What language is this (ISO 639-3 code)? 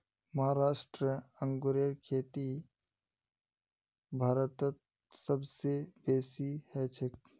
mag